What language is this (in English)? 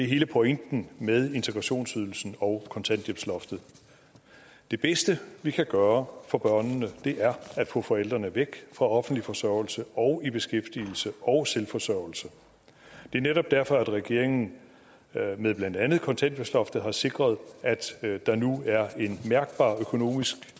Danish